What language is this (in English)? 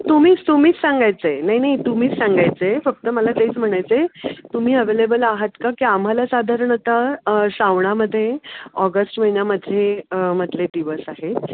Marathi